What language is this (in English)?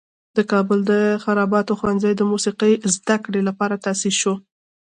Pashto